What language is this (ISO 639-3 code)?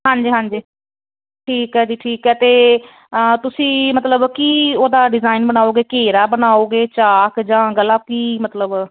pan